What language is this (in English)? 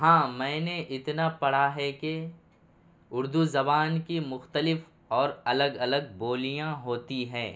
Urdu